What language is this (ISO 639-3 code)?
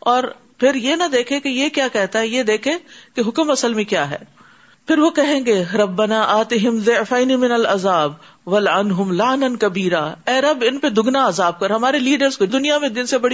urd